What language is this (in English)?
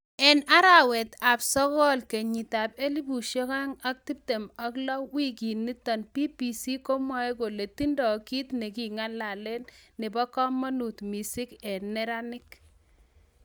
Kalenjin